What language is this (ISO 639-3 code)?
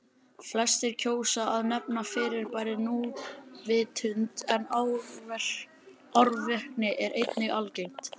isl